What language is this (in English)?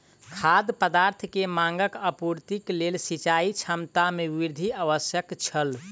Maithili